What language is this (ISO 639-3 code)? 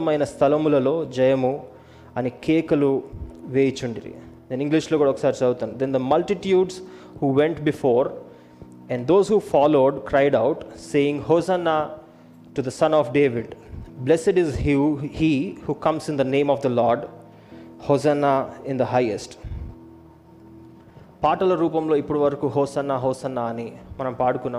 tel